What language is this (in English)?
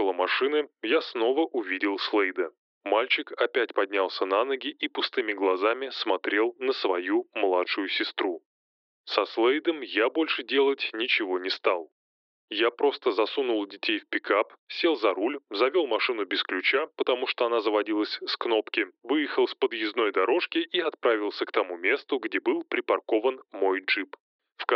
Russian